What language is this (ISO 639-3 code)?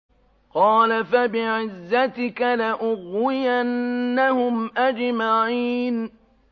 ara